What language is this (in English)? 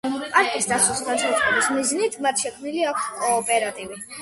Georgian